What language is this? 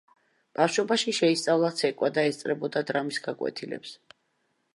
Georgian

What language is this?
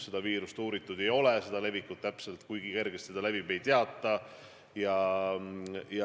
Estonian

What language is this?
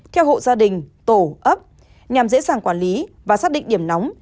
Vietnamese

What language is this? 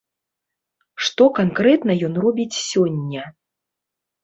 Belarusian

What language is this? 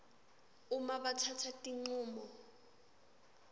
Swati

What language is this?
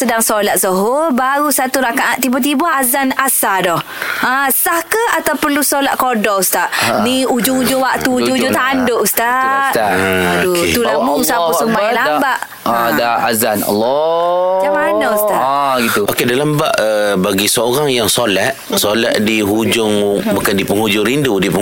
Malay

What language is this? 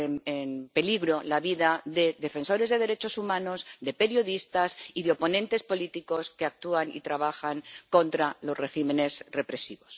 Spanish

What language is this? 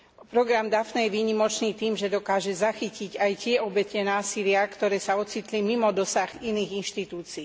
Slovak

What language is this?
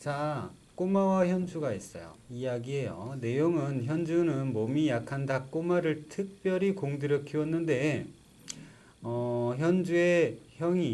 Korean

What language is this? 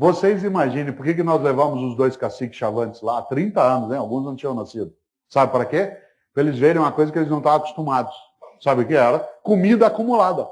Portuguese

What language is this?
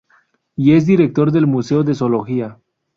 Spanish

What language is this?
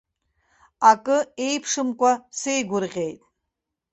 Abkhazian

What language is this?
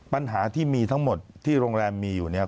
Thai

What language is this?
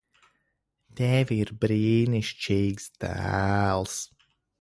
Latvian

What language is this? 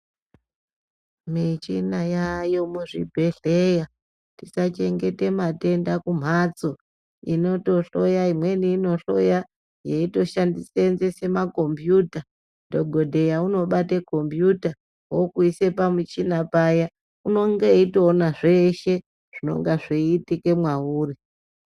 Ndau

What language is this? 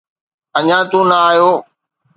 Sindhi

